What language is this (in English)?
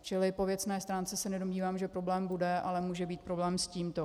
Czech